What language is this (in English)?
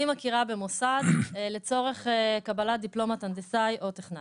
Hebrew